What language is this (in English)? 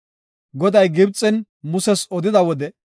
Gofa